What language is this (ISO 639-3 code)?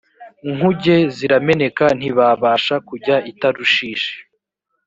kin